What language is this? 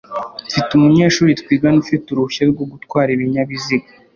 Kinyarwanda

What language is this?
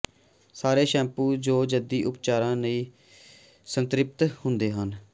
Punjabi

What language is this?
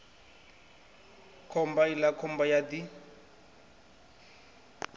Venda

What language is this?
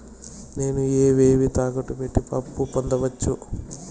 Telugu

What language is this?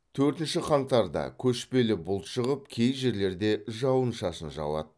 Kazakh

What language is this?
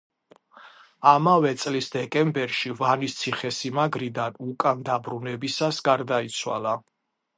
Georgian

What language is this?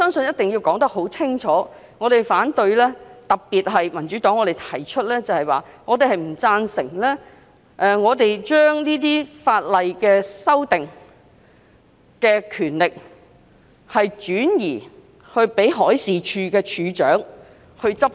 Cantonese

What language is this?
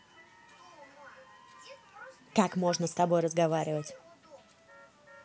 Russian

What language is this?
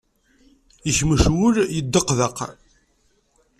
Kabyle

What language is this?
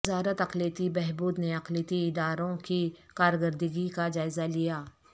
Urdu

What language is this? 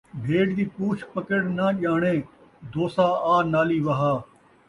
Saraiki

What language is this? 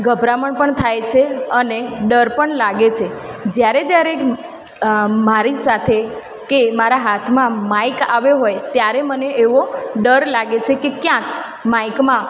Gujarati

